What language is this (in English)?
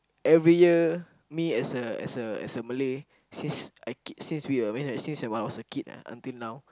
English